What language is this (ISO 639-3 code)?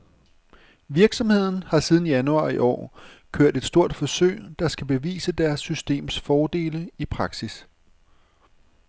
dan